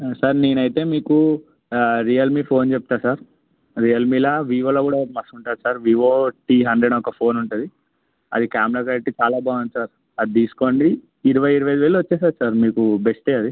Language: Telugu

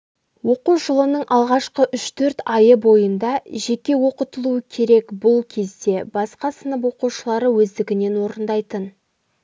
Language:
Kazakh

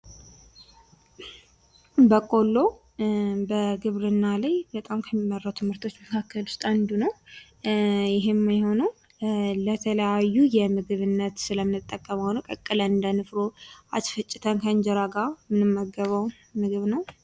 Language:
Amharic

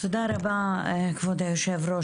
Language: Hebrew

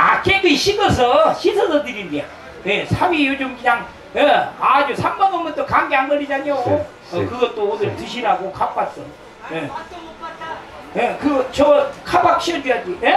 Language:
Korean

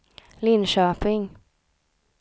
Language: Swedish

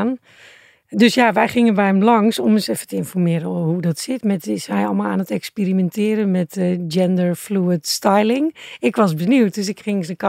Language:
Dutch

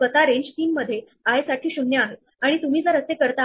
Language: Marathi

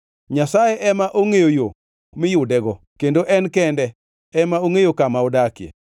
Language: Luo (Kenya and Tanzania)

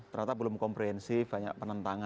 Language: Indonesian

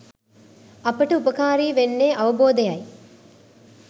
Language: Sinhala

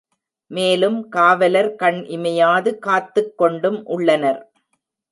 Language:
Tamil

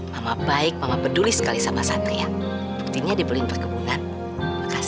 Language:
Indonesian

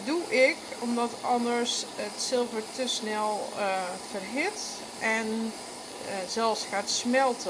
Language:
Dutch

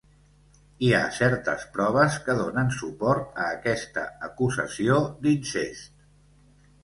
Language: Catalan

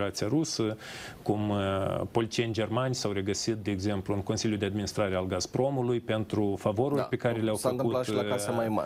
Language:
Romanian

